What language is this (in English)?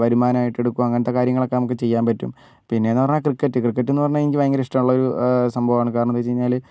Malayalam